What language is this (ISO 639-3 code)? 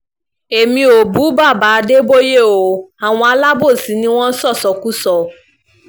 yor